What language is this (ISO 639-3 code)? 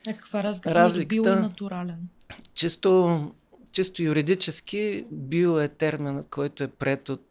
bul